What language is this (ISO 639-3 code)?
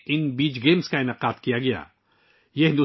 urd